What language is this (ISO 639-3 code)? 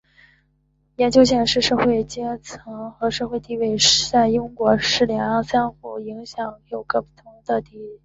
zho